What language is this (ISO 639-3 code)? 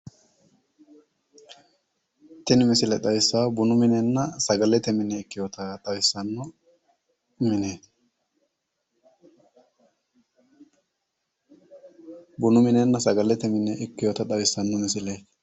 sid